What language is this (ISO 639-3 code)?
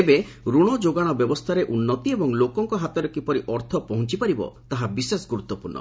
ori